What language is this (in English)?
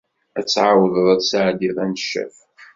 Kabyle